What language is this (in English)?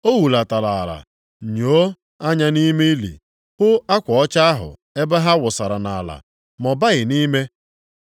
Igbo